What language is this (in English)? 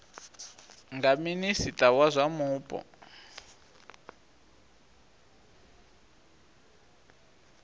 Venda